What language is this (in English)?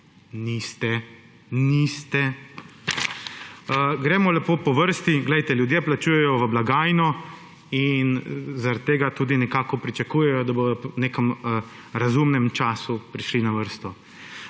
Slovenian